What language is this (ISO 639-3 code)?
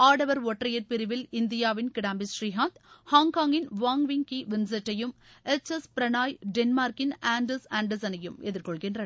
tam